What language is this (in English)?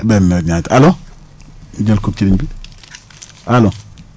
Wolof